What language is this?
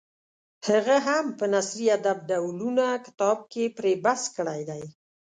Pashto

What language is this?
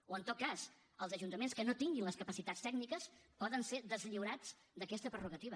Catalan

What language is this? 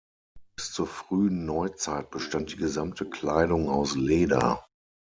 German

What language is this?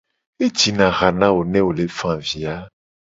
Gen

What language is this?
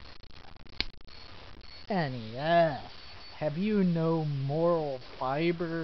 English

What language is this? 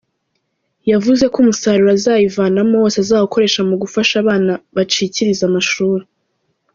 Kinyarwanda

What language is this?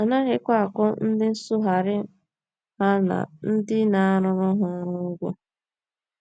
Igbo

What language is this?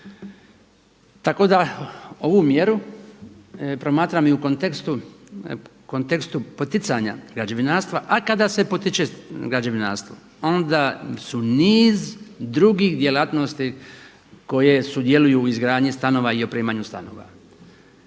Croatian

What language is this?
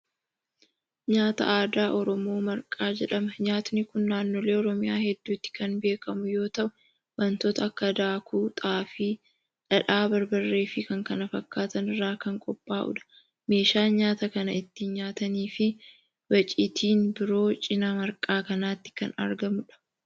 Oromo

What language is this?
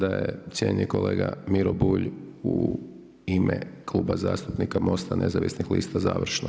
Croatian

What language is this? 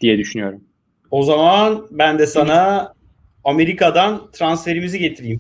Turkish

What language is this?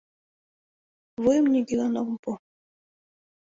Mari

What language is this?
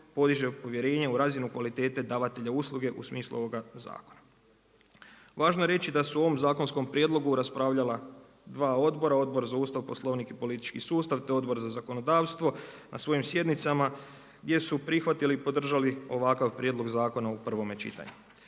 Croatian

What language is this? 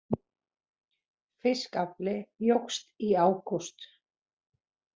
Icelandic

